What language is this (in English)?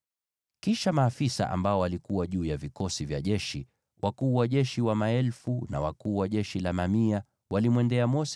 Swahili